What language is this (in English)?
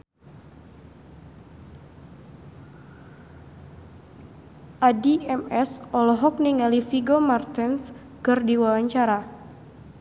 Sundanese